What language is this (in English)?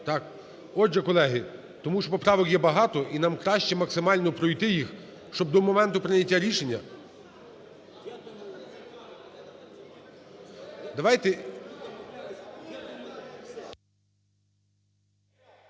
Ukrainian